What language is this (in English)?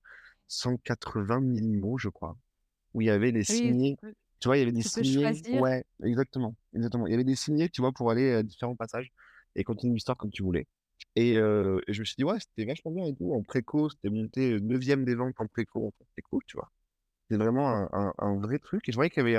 French